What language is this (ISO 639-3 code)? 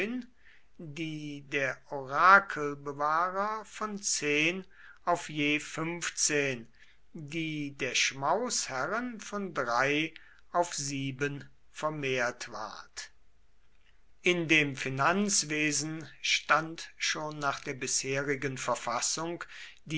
deu